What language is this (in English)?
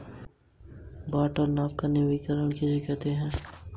Hindi